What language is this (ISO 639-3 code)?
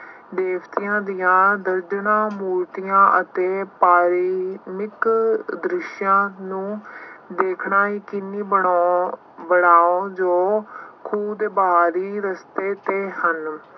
pan